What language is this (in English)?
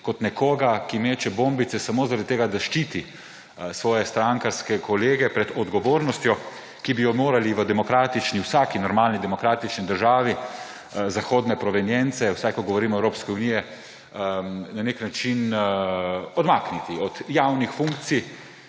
Slovenian